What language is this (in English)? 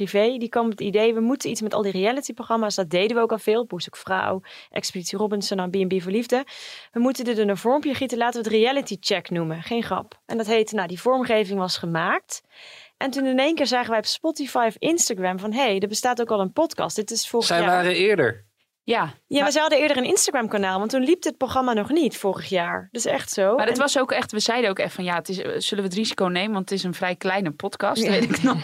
Dutch